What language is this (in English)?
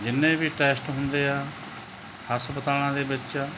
Punjabi